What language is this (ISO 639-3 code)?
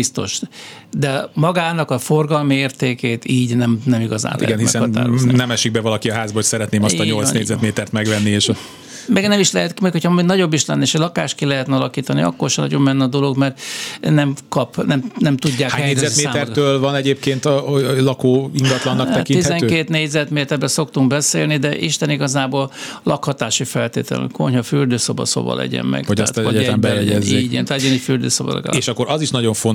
hun